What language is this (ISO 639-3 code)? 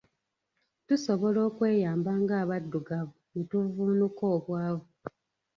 lug